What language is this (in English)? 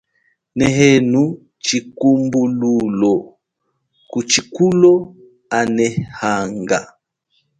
Chokwe